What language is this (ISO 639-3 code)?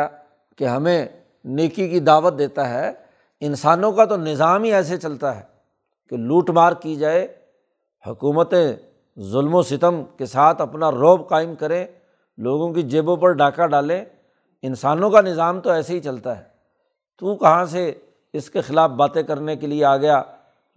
urd